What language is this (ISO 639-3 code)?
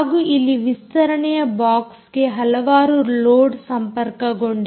kan